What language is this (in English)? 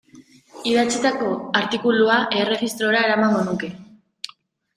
Basque